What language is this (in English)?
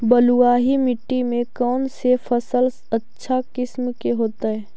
Magahi